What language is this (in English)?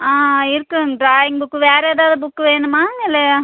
Tamil